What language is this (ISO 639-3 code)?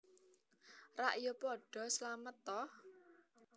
jav